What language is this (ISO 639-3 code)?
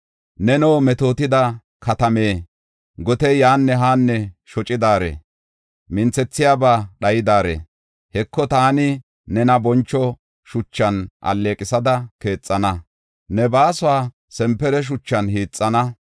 gof